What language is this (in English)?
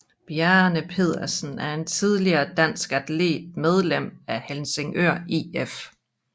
Danish